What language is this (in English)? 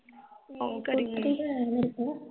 Punjabi